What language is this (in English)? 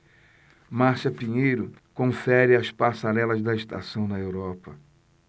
Portuguese